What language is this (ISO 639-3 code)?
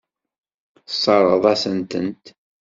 kab